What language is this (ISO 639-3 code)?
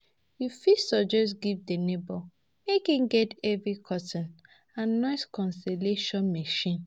pcm